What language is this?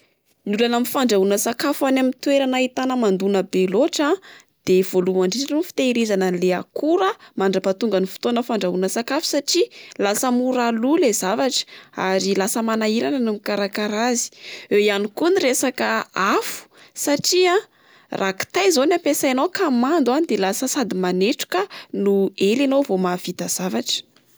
Malagasy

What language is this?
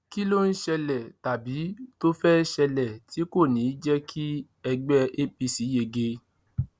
Yoruba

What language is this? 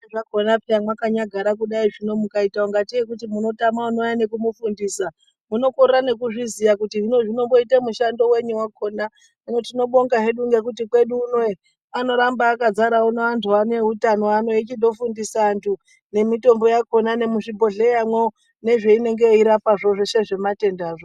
Ndau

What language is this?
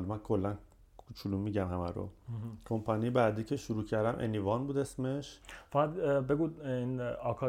Persian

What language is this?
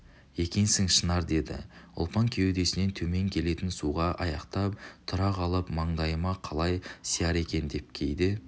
Kazakh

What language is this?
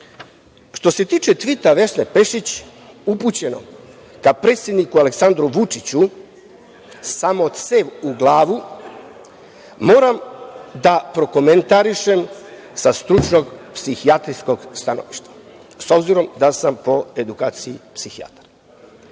Serbian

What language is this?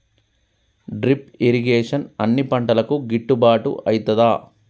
Telugu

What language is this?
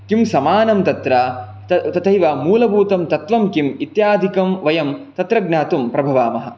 Sanskrit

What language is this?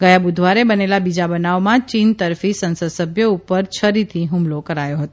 Gujarati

